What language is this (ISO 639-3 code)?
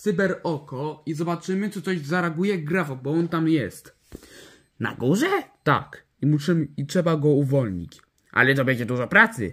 pol